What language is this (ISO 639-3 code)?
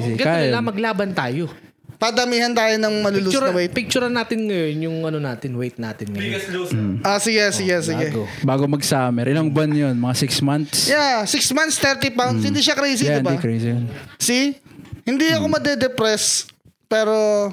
fil